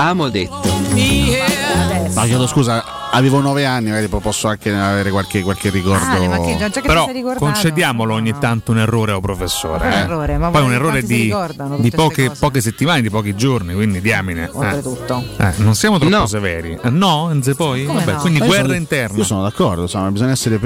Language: Italian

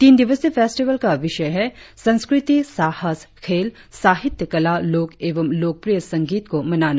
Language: Hindi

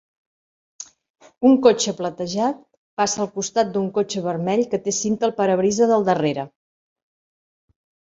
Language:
Catalan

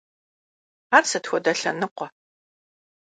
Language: Kabardian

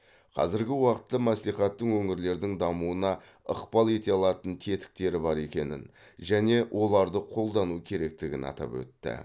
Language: Kazakh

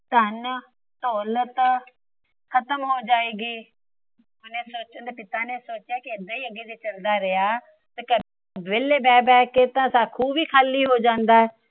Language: Punjabi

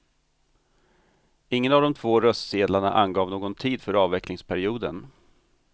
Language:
Swedish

